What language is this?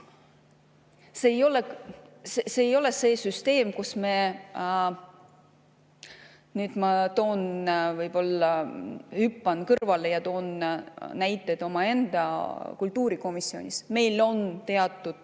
Estonian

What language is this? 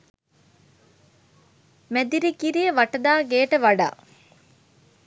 Sinhala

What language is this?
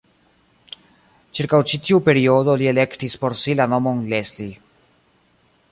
Esperanto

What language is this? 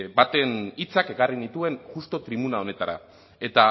Basque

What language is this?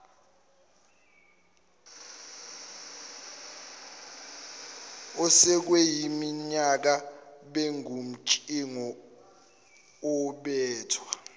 Zulu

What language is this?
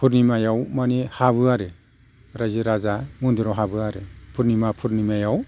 Bodo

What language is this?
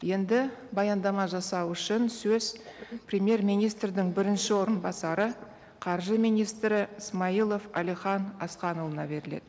Kazakh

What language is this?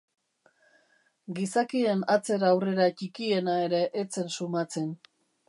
Basque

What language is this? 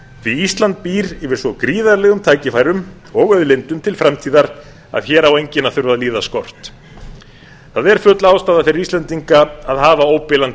Icelandic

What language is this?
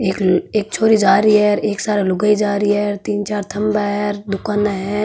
Marwari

